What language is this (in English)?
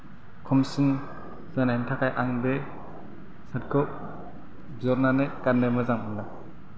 Bodo